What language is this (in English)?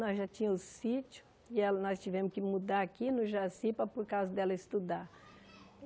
Portuguese